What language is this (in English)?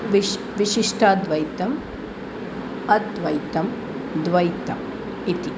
Sanskrit